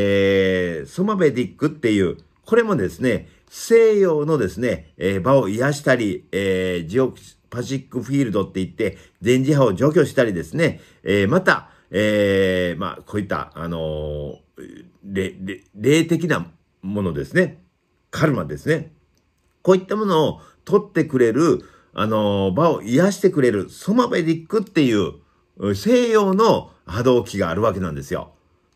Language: Japanese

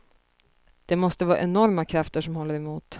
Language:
Swedish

